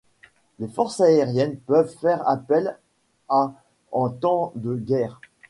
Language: French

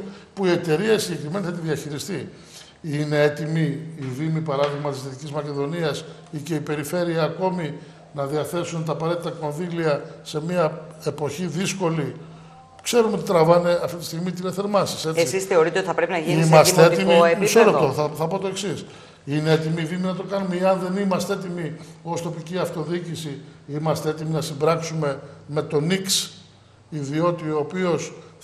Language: Greek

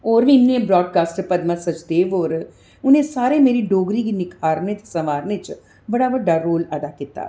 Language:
Dogri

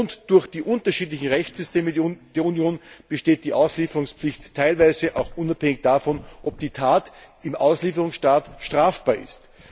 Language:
German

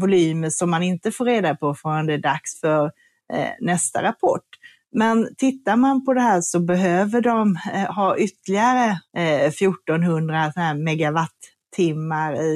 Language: Swedish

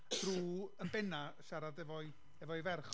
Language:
Welsh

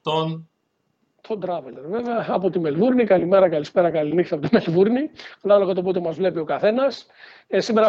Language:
Greek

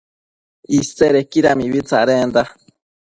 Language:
Matsés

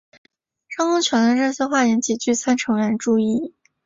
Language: Chinese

